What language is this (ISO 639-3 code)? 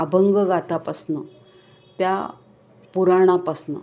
mar